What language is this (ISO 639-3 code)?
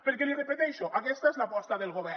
cat